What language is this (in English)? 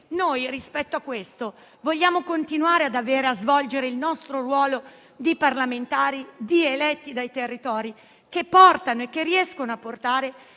Italian